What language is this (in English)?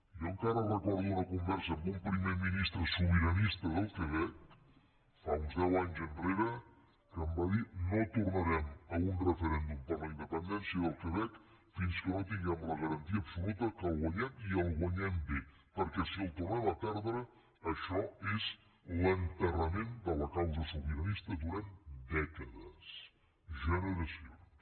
Catalan